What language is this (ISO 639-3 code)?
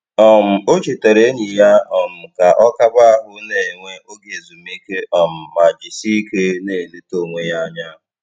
ibo